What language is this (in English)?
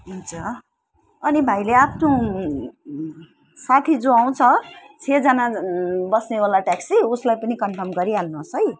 Nepali